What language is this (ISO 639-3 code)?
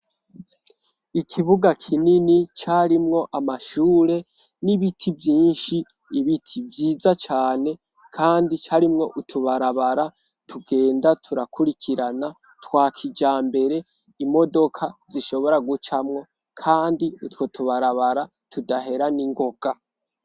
run